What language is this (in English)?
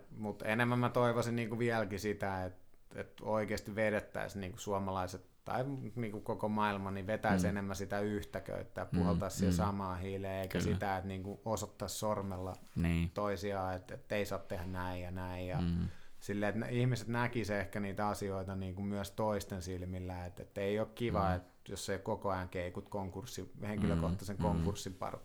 Finnish